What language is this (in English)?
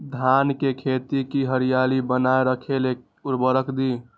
Magahi